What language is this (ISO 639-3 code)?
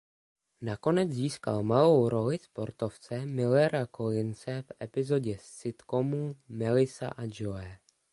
ces